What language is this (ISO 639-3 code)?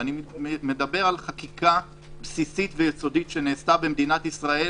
heb